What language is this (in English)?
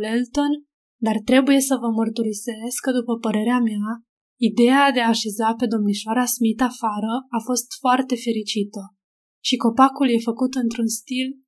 Romanian